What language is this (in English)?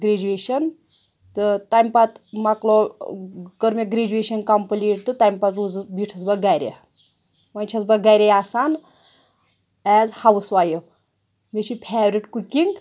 Kashmiri